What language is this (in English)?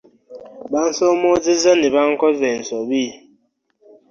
Ganda